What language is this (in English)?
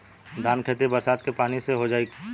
Bhojpuri